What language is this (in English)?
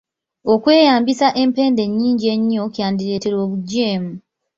Ganda